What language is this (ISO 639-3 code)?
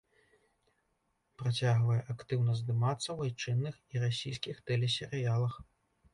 bel